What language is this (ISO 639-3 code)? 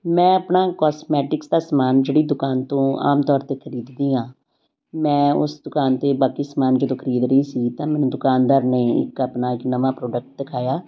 pan